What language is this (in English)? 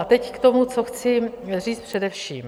Czech